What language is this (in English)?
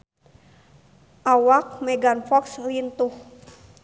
Sundanese